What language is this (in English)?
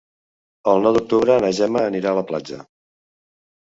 Catalan